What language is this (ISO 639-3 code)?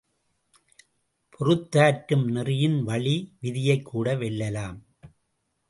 tam